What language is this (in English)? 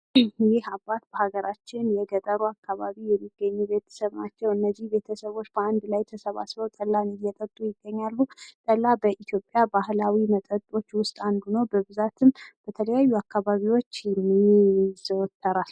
Amharic